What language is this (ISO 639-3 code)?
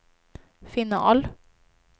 swe